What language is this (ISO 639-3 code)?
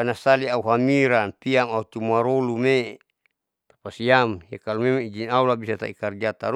sau